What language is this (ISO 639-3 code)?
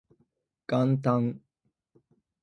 jpn